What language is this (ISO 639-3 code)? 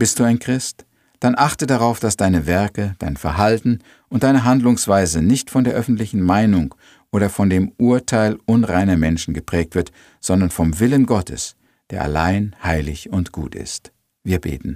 deu